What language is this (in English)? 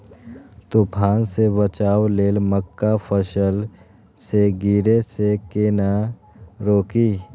Maithili